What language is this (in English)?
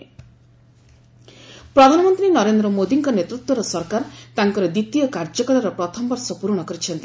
Odia